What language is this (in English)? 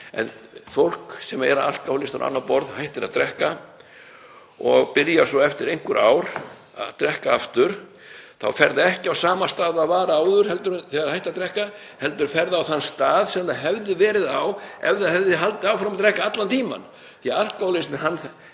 Icelandic